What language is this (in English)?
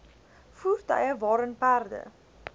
Afrikaans